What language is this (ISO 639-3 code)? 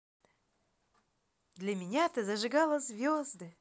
rus